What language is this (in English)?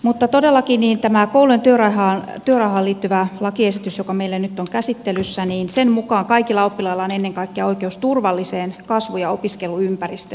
Finnish